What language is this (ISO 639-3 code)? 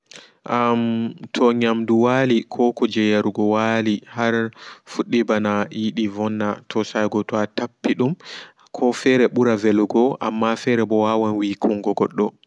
ful